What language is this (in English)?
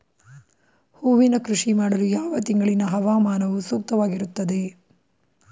Kannada